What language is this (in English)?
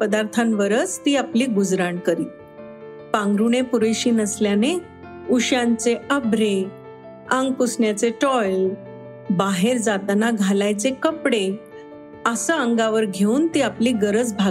Marathi